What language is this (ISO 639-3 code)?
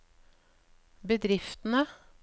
nor